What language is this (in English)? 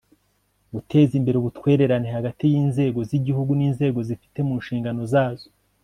Kinyarwanda